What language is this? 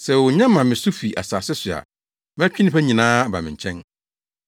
Akan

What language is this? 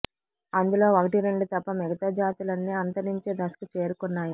Telugu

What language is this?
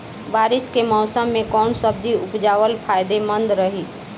Bhojpuri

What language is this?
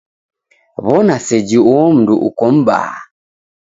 Taita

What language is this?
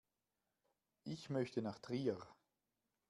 German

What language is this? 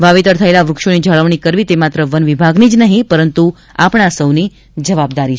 Gujarati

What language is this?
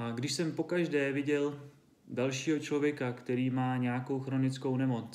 Czech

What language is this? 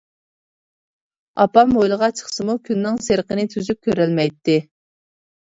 Uyghur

